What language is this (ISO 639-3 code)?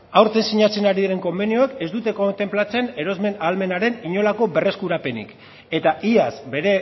eus